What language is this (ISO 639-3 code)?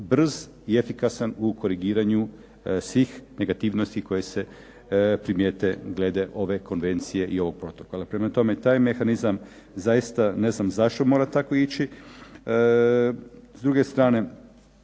hrv